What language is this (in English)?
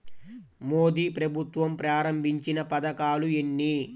Telugu